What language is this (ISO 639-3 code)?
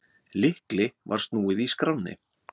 isl